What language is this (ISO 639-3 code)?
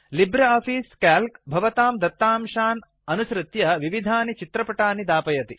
san